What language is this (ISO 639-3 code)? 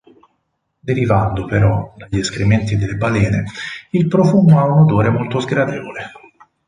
ita